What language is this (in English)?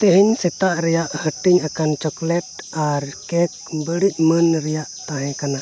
Santali